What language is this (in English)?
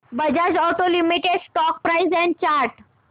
Marathi